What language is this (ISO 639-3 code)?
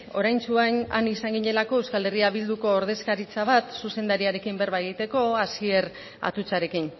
eus